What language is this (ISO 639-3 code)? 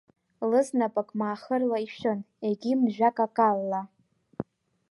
abk